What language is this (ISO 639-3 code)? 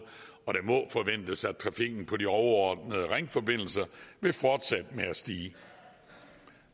dan